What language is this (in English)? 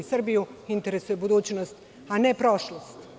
Serbian